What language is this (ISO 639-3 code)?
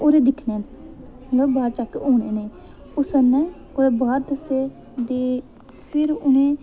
doi